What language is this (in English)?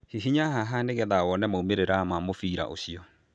Kikuyu